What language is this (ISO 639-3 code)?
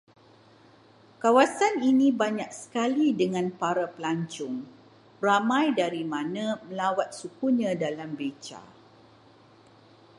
msa